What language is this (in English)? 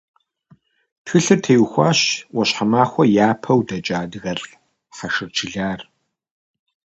Kabardian